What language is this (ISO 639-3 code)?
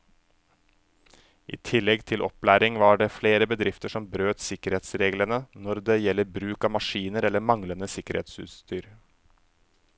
nor